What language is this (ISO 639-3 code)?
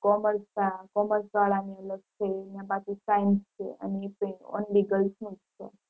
guj